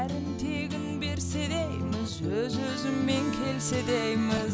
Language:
Kazakh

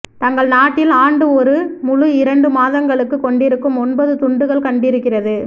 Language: Tamil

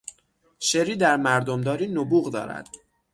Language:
Persian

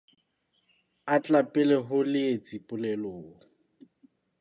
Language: Southern Sotho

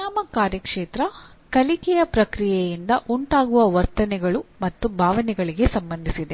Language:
Kannada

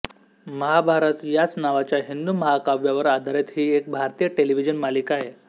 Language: Marathi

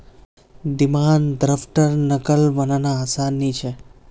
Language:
Magahi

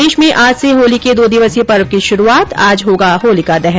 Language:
Hindi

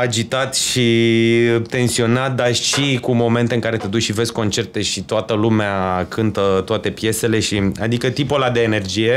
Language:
Romanian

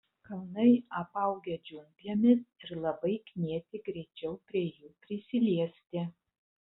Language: Lithuanian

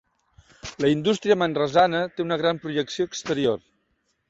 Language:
Catalan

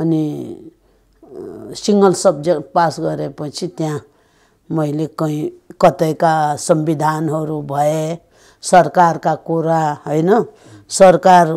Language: Romanian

